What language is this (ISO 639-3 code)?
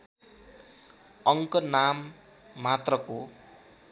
nep